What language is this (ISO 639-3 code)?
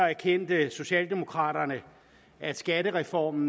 dan